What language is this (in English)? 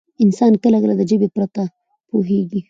Pashto